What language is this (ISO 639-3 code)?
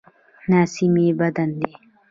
pus